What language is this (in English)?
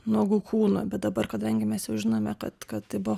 Lithuanian